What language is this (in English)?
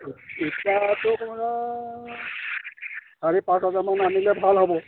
Assamese